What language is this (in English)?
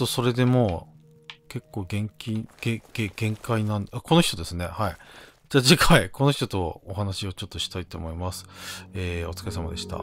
Japanese